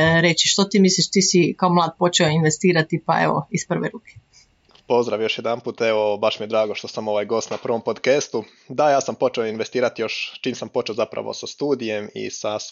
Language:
Croatian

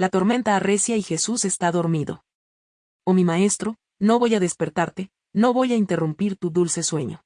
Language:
Spanish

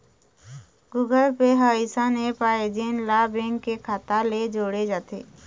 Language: Chhattisgarhi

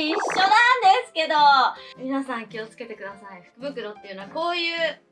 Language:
Japanese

